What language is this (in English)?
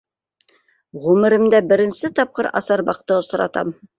Bashkir